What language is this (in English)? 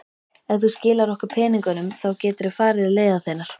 Icelandic